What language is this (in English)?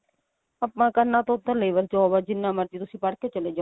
Punjabi